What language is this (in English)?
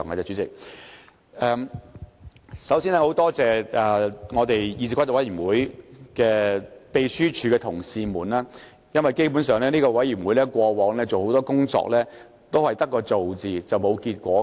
Cantonese